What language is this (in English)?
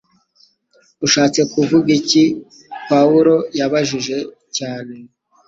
Kinyarwanda